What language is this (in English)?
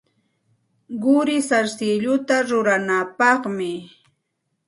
Santa Ana de Tusi Pasco Quechua